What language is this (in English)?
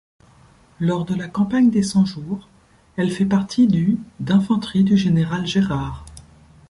French